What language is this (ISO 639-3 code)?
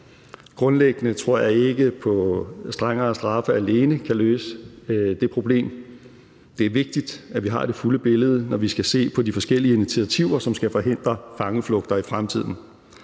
dan